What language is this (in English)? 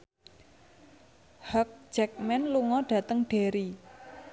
Javanese